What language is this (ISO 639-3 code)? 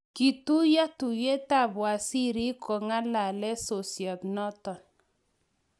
kln